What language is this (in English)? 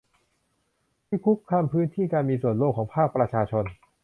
Thai